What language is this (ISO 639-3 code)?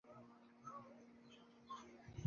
swa